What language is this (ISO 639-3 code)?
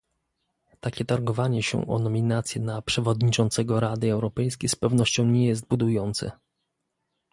pol